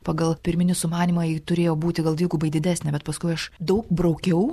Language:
Lithuanian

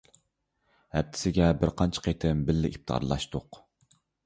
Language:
Uyghur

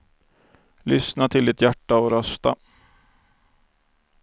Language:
Swedish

